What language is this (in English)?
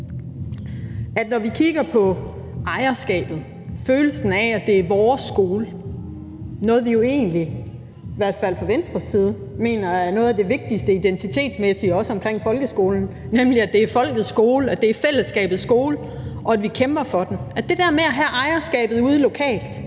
Danish